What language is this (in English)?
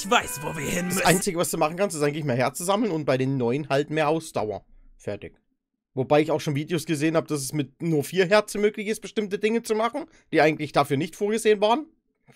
German